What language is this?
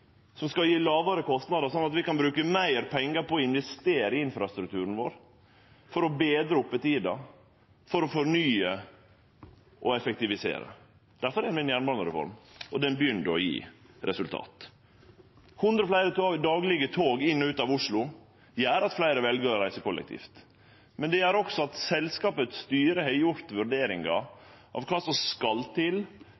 Norwegian Nynorsk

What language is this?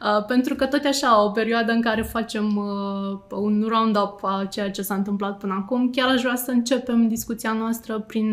Romanian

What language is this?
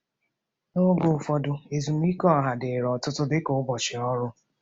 Igbo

